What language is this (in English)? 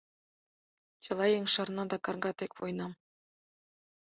Mari